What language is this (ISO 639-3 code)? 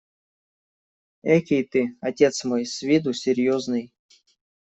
rus